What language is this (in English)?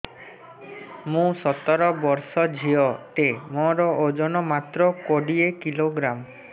Odia